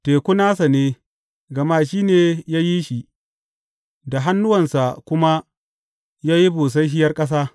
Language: Hausa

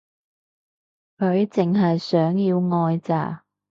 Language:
Cantonese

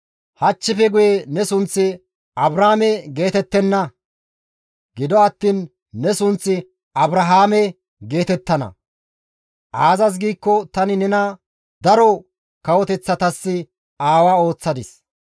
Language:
Gamo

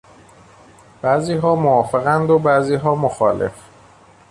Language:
Persian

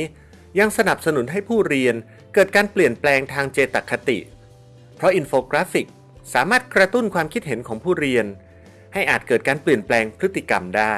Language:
Thai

